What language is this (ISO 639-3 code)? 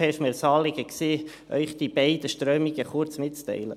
gsw